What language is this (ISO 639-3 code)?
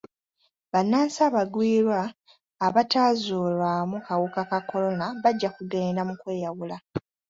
lug